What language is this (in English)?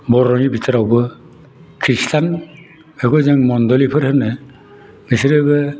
Bodo